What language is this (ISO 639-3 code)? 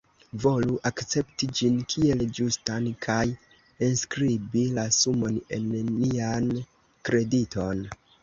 epo